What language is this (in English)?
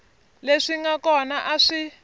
Tsonga